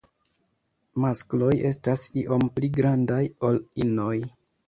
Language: Esperanto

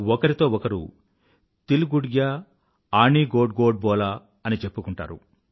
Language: Telugu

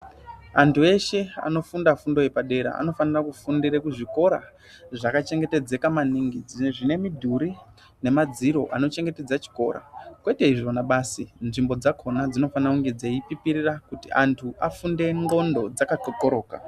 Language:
Ndau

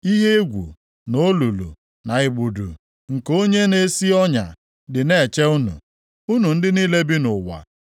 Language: Igbo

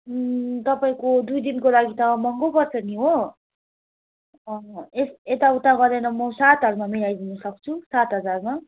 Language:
Nepali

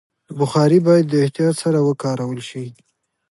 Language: Pashto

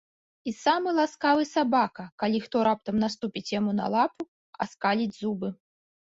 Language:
Belarusian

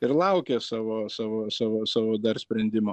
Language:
Lithuanian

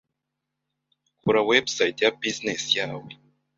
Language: Kinyarwanda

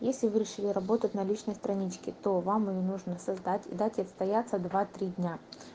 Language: Russian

